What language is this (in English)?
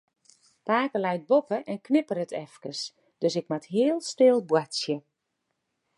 Western Frisian